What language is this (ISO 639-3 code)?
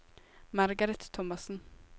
nor